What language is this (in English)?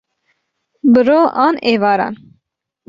Kurdish